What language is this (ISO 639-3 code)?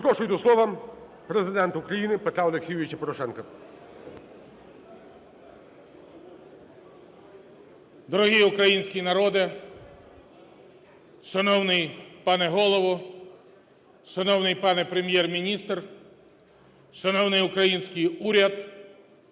ukr